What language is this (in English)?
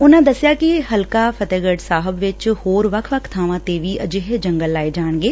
Punjabi